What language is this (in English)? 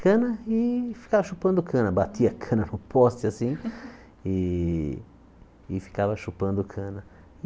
Portuguese